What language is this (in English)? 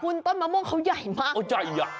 Thai